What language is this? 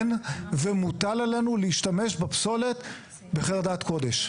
Hebrew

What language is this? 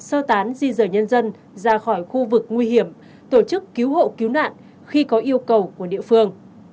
Vietnamese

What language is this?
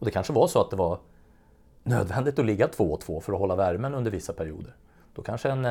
Swedish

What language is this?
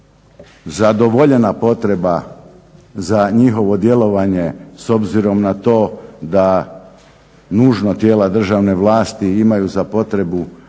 Croatian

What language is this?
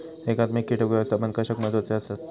Marathi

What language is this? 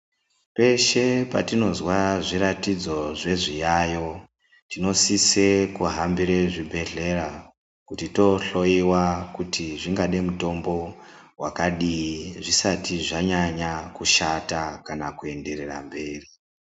Ndau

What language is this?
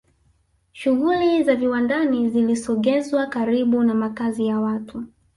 Swahili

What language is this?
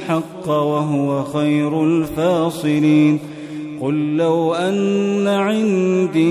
Arabic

